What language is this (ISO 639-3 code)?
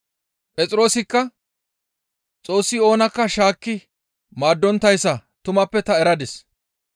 gmv